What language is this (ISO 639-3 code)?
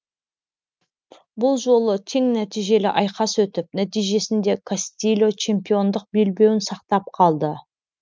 kaz